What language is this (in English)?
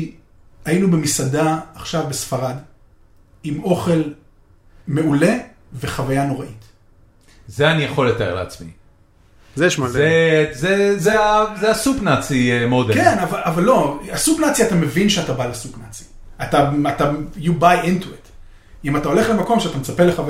Hebrew